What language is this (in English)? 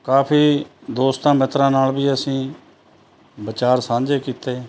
Punjabi